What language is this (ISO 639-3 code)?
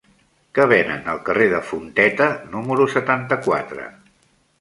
cat